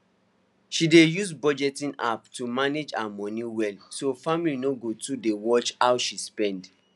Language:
Nigerian Pidgin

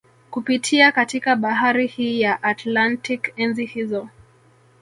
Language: Swahili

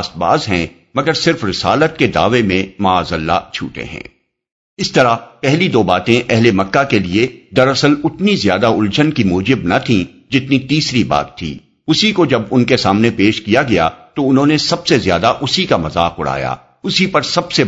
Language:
Urdu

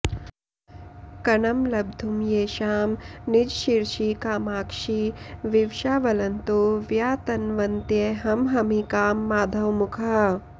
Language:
Sanskrit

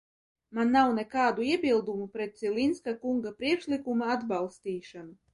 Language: Latvian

